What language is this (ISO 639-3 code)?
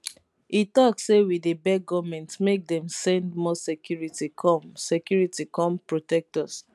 pcm